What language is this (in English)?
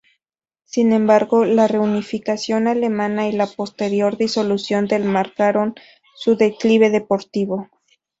Spanish